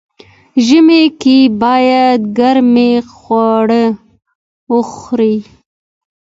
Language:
Pashto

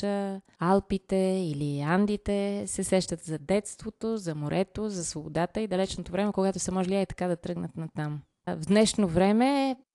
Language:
Bulgarian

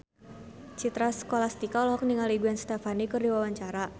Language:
Sundanese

